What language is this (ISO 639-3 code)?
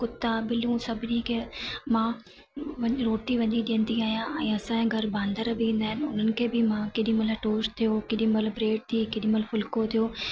snd